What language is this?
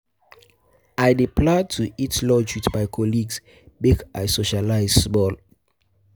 Nigerian Pidgin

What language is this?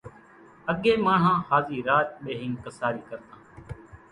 Kachi Koli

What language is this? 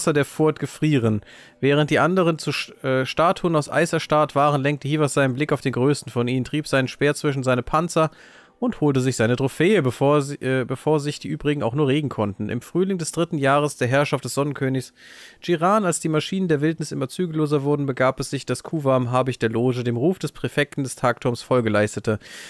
German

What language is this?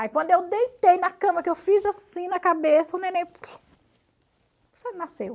Portuguese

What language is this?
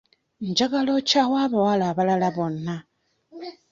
Ganda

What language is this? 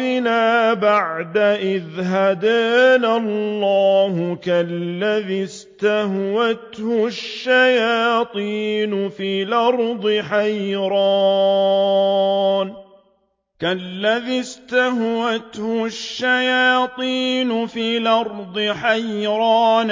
Arabic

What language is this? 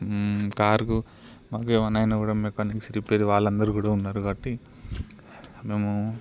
Telugu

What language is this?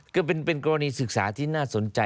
Thai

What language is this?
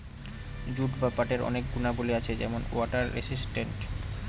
Bangla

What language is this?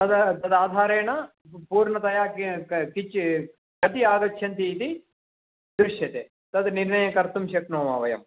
Sanskrit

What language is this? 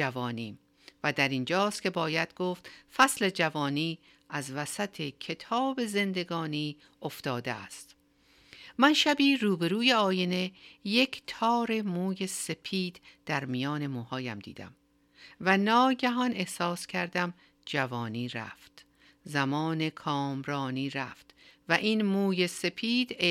Persian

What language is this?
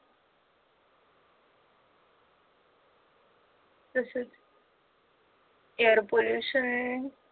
Marathi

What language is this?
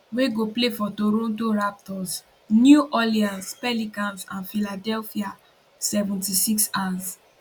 Nigerian Pidgin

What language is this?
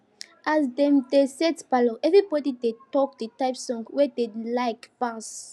Nigerian Pidgin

